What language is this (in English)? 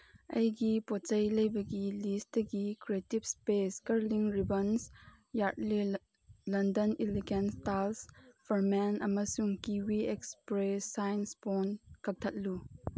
Manipuri